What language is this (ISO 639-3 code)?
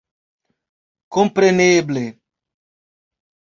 epo